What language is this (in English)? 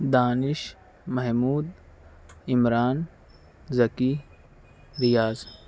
Urdu